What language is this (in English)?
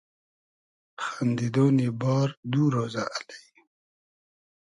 Hazaragi